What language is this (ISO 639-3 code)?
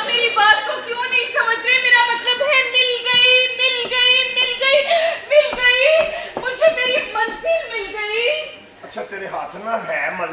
urd